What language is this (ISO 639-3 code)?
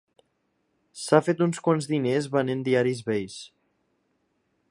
cat